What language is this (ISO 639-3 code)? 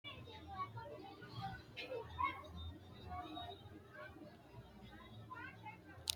sid